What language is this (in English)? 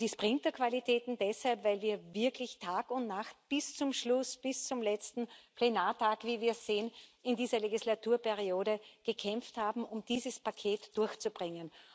German